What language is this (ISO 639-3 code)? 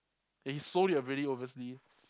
eng